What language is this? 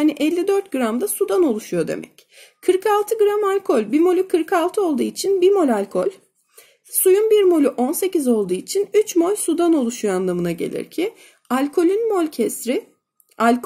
Turkish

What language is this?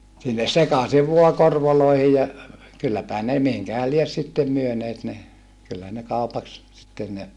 Finnish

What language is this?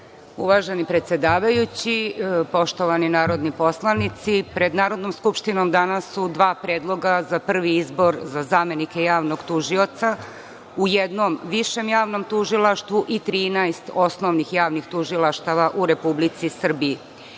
Serbian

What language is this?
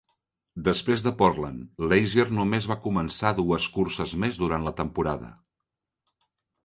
Catalan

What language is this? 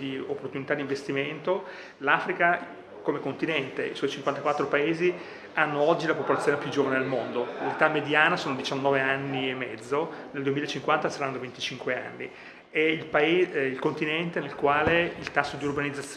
Italian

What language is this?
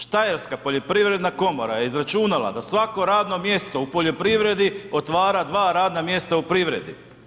Croatian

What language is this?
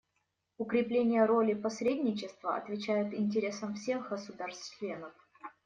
Russian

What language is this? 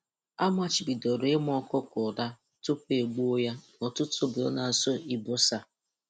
Igbo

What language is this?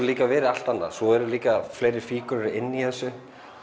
Icelandic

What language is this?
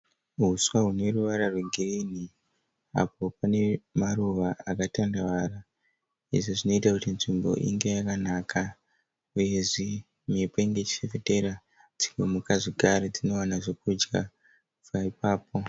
Shona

